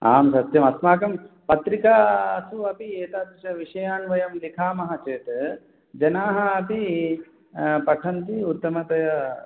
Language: Sanskrit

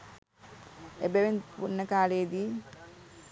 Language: Sinhala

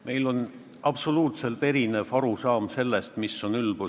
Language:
Estonian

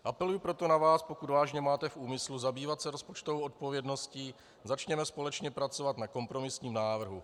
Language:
Czech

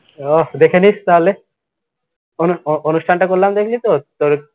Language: Bangla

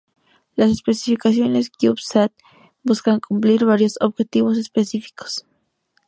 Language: Spanish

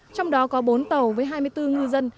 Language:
Vietnamese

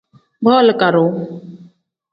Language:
Tem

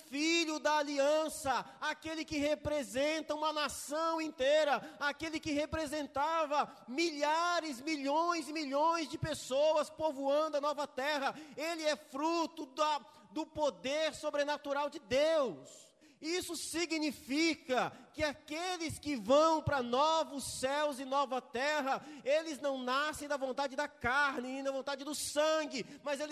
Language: Portuguese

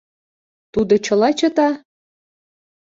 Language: Mari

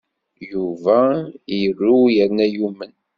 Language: Kabyle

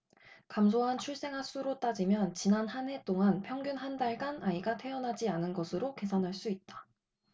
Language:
Korean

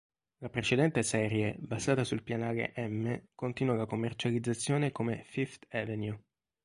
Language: Italian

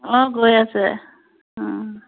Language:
Assamese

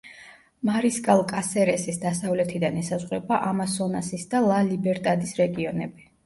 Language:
Georgian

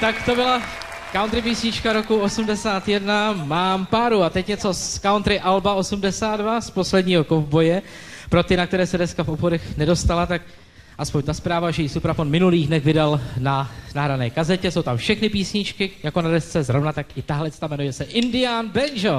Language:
Czech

